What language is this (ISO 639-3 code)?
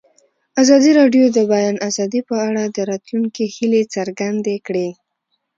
pus